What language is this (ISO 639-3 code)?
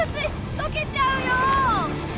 jpn